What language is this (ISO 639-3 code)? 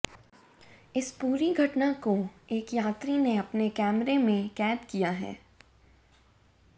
hin